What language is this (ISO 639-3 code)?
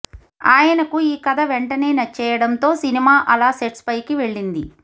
tel